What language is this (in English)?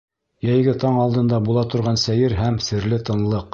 Bashkir